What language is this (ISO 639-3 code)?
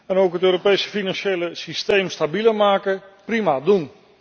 nld